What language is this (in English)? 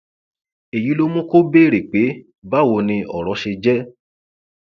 Yoruba